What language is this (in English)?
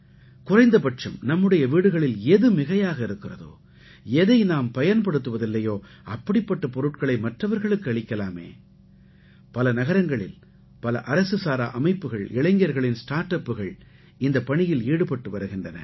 Tamil